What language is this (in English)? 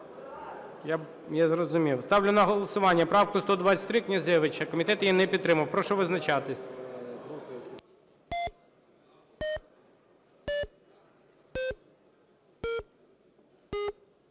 Ukrainian